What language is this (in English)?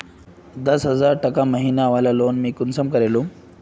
Magahi